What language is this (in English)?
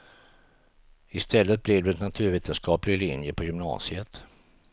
Swedish